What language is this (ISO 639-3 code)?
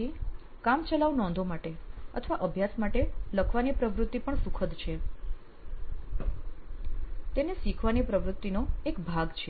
guj